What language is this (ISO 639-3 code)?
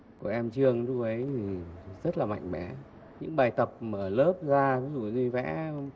vie